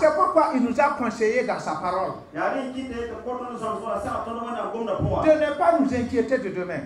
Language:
French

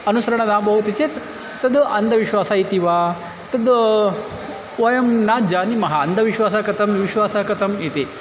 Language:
Sanskrit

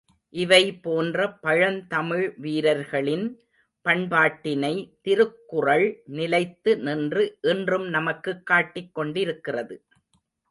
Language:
Tamil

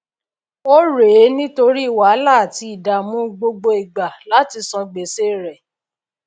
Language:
Yoruba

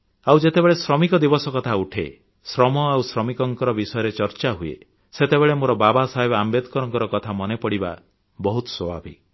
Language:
Odia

